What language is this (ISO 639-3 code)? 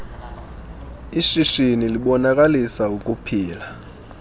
xho